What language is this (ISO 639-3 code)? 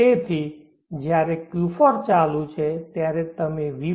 guj